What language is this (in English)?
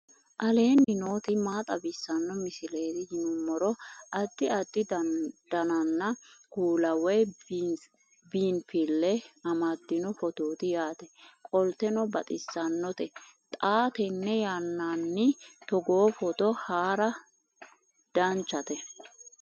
Sidamo